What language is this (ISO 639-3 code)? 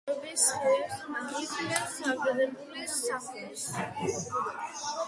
kat